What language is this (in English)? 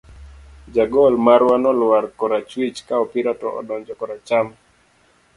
Luo (Kenya and Tanzania)